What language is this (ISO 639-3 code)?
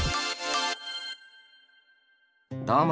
jpn